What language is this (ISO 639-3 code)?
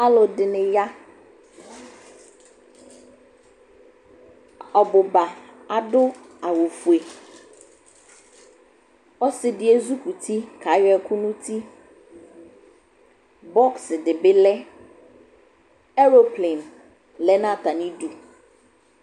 kpo